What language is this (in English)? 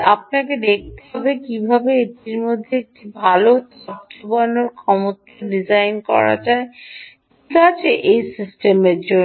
Bangla